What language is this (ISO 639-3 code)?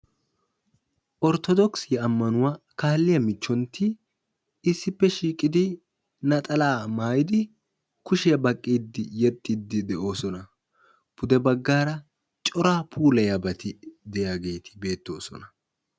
wal